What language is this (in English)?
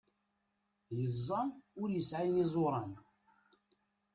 Kabyle